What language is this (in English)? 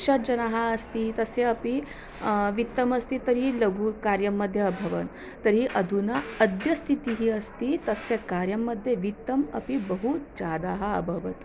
Sanskrit